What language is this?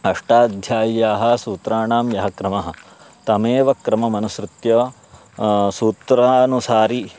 Sanskrit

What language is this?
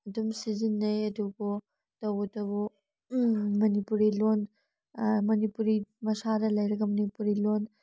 Manipuri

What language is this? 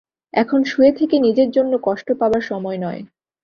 Bangla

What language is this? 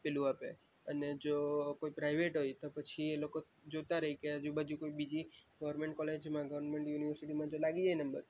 Gujarati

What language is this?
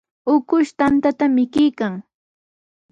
Sihuas Ancash Quechua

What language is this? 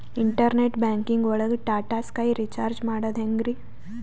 Kannada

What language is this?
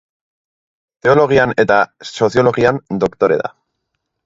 Basque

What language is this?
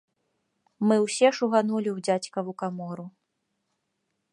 Belarusian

